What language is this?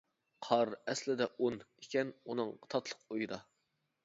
Uyghur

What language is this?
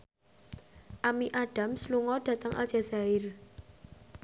Javanese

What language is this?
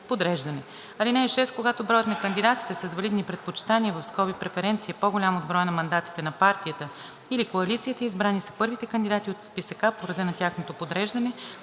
Bulgarian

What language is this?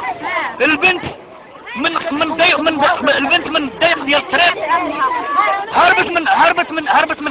Arabic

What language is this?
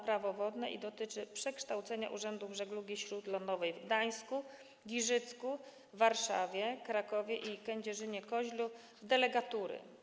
Polish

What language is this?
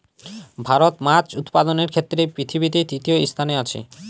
Bangla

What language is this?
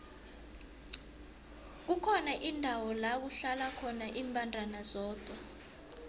South Ndebele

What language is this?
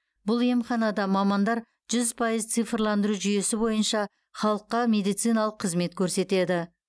Kazakh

